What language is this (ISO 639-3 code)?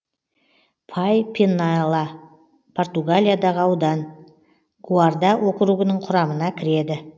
kaz